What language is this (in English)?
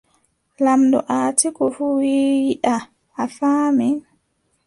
Adamawa Fulfulde